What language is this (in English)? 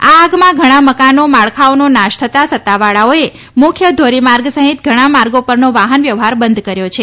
Gujarati